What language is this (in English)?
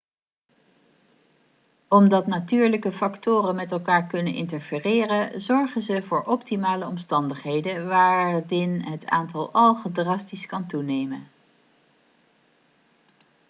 Dutch